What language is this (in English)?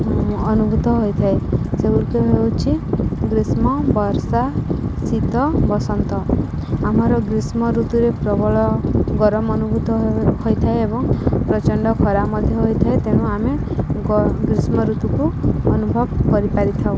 Odia